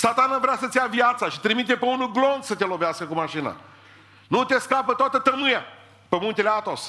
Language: Romanian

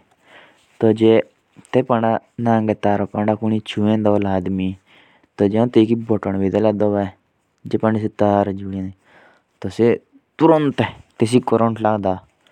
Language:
Jaunsari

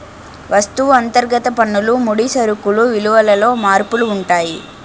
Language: Telugu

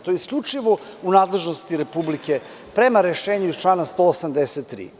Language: Serbian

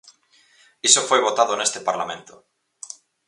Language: Galician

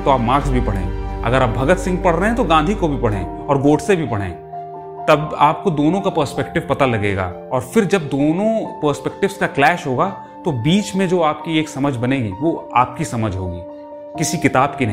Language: Hindi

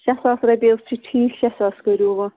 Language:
Kashmiri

